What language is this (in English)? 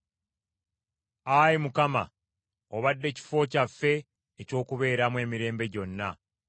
Ganda